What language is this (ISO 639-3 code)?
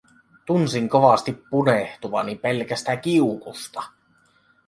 fin